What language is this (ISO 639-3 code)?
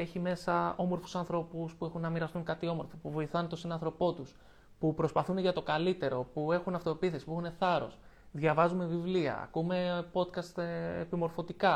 ell